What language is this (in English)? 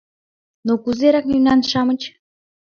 Mari